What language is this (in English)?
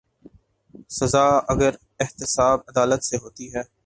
Urdu